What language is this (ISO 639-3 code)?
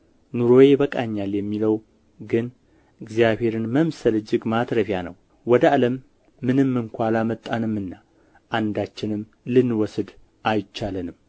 amh